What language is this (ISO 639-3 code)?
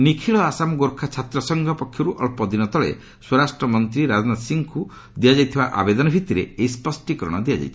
ori